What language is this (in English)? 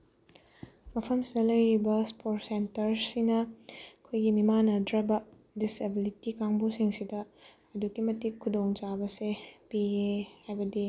Manipuri